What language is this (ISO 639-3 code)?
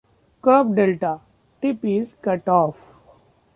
eng